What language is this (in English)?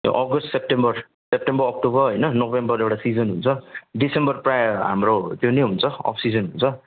Nepali